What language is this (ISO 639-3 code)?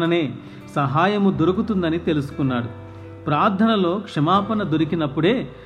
tel